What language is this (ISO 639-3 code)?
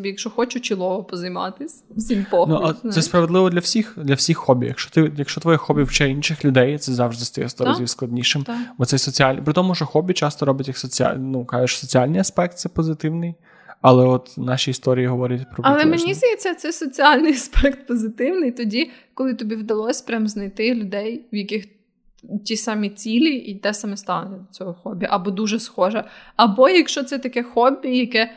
ukr